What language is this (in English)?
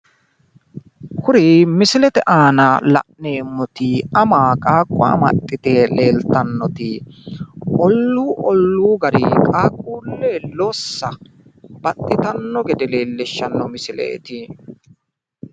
Sidamo